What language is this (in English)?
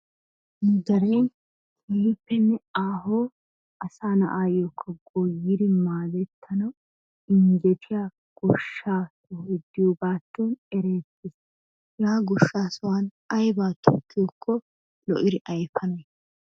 Wolaytta